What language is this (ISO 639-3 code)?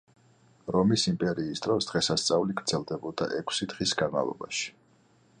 kat